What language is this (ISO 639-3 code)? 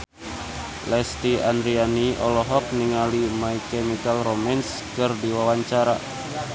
sun